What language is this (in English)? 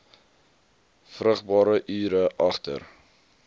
Afrikaans